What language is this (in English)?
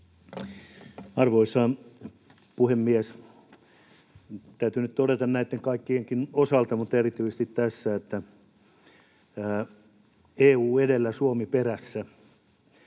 Finnish